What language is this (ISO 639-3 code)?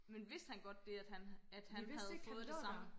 dan